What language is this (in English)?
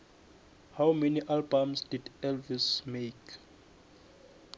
South Ndebele